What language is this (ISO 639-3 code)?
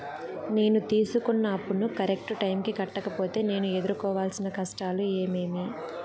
tel